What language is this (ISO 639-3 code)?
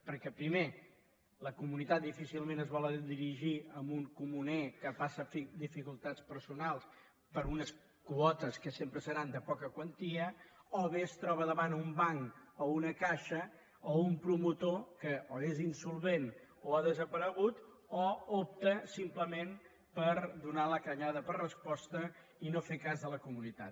cat